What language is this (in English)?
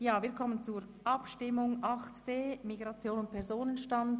Swiss German